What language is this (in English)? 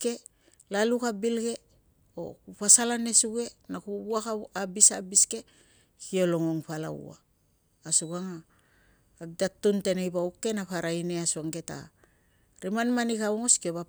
Tungag